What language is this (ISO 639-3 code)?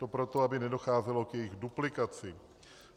ces